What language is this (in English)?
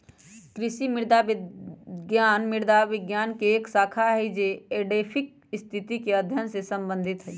Magahi